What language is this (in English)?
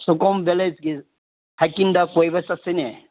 Manipuri